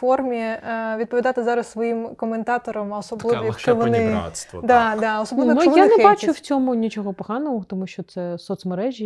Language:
Ukrainian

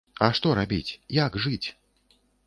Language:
Belarusian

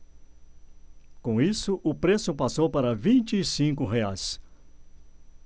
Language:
Portuguese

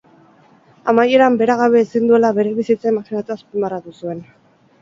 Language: Basque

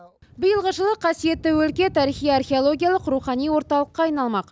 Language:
Kazakh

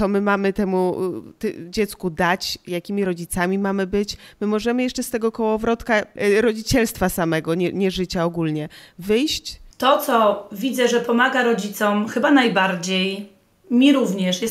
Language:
Polish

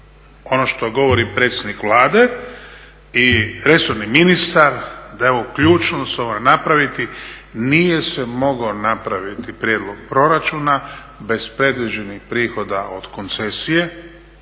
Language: Croatian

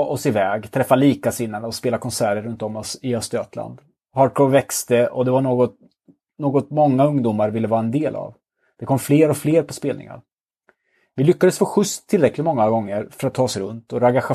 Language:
Swedish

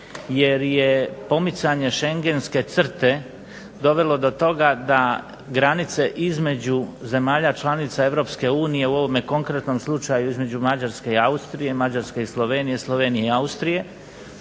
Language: Croatian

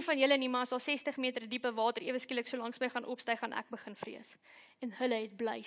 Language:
Dutch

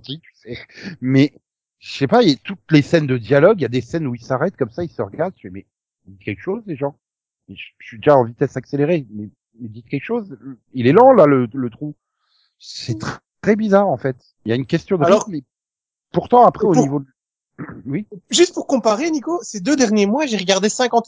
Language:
French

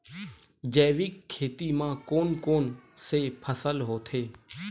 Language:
Chhattisgarhi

